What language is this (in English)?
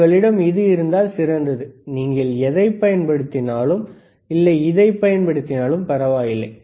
Tamil